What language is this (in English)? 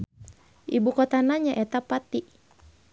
Sundanese